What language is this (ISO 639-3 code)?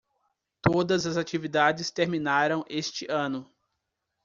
por